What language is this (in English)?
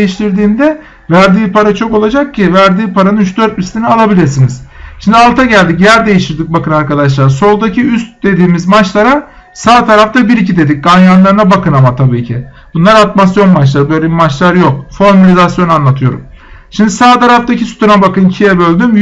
Turkish